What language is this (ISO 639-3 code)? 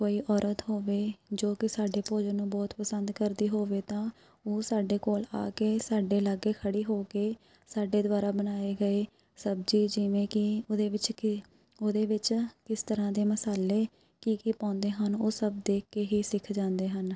pan